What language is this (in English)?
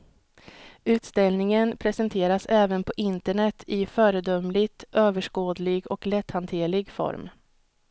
Swedish